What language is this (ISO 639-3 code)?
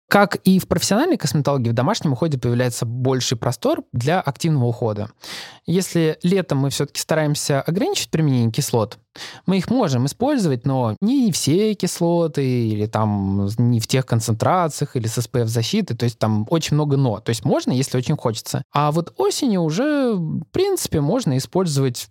rus